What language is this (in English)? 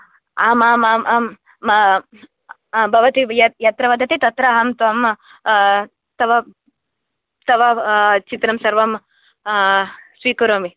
Sanskrit